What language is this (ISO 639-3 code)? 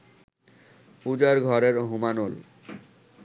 ben